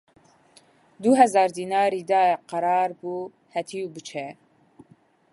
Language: Central Kurdish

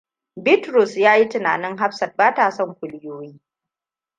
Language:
Hausa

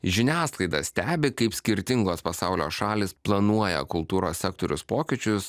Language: Lithuanian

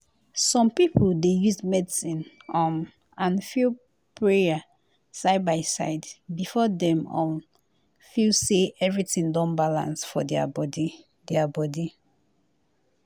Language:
Nigerian Pidgin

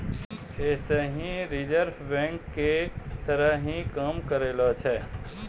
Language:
Maithili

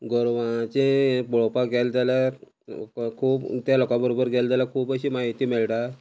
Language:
Konkani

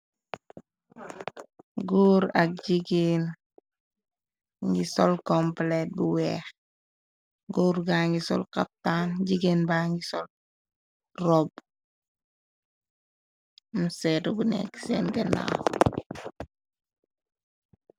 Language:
Wolof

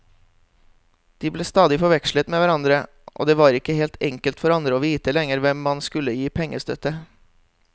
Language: Norwegian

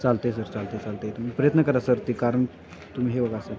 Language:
Marathi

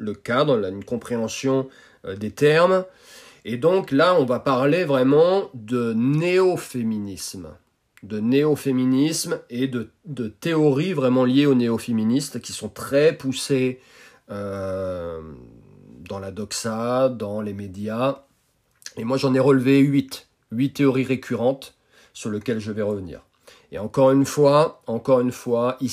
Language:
French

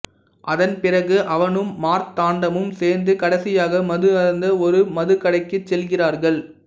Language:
Tamil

